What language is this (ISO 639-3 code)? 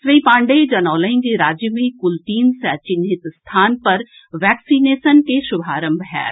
mai